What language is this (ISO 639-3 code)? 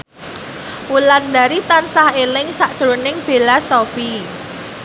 jav